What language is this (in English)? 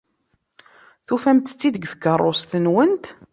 Kabyle